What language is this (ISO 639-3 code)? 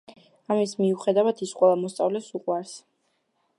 kat